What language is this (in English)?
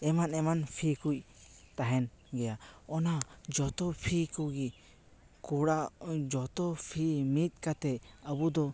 Santali